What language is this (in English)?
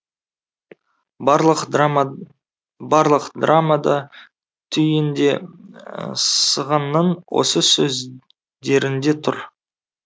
Kazakh